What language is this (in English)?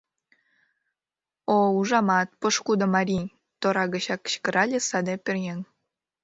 Mari